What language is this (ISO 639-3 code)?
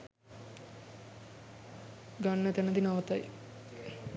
sin